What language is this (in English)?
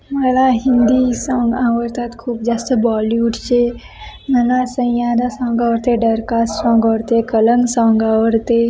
Marathi